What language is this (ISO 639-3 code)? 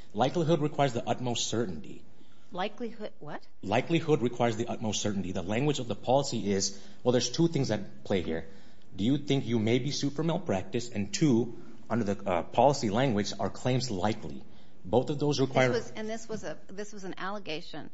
eng